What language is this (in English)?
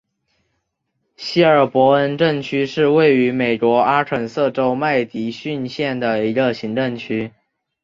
Chinese